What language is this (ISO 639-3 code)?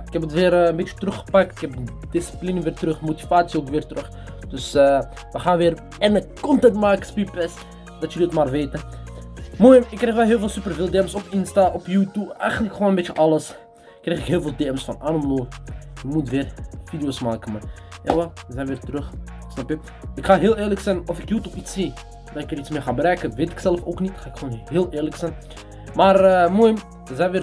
nld